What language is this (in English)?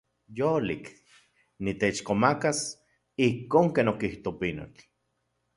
Central Puebla Nahuatl